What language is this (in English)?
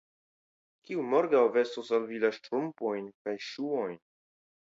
Esperanto